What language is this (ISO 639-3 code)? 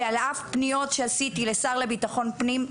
heb